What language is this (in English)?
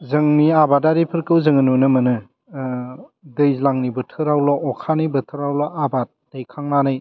Bodo